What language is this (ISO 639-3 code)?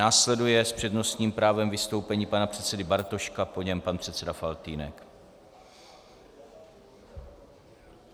ces